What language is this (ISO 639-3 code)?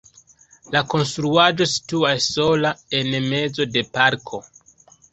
epo